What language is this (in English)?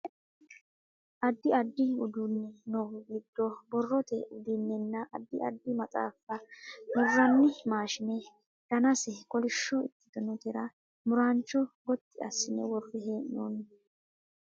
Sidamo